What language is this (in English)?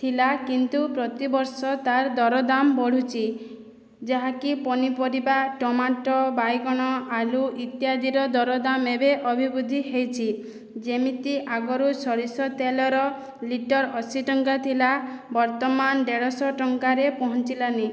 Odia